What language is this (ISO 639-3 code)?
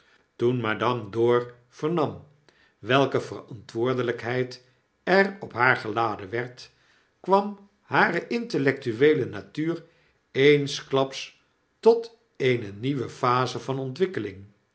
nld